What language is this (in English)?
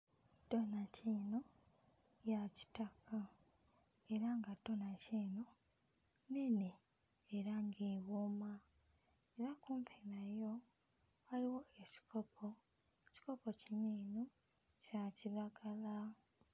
Ganda